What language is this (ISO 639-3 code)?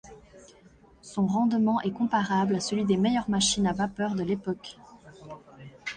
fra